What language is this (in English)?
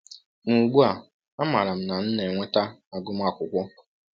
Igbo